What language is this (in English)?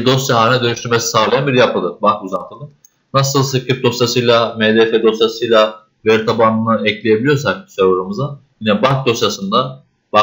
Turkish